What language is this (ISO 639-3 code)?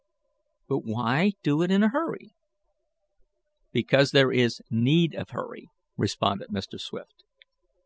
eng